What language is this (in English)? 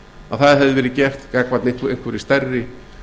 Icelandic